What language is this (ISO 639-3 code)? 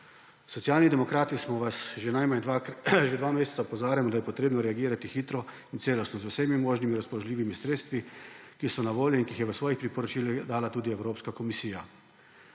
slv